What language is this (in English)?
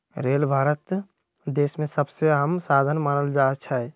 Magahi